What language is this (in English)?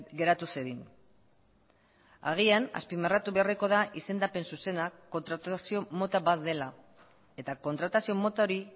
Basque